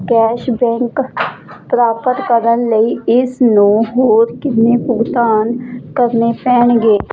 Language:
Punjabi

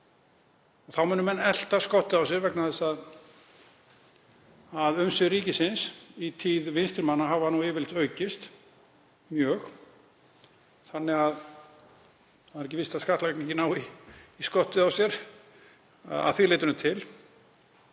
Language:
Icelandic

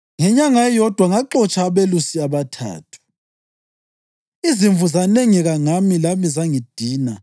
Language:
North Ndebele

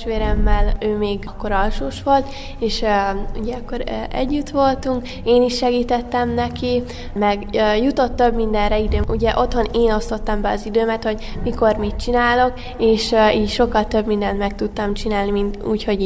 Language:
Hungarian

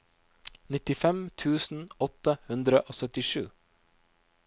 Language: Norwegian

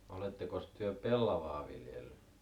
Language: Finnish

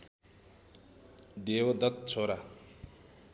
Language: Nepali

